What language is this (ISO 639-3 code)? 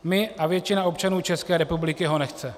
ces